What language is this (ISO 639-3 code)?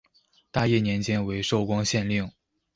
zho